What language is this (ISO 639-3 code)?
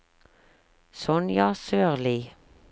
nor